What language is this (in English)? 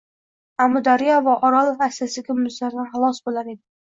Uzbek